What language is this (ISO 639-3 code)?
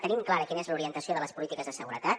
cat